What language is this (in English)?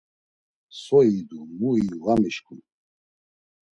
Laz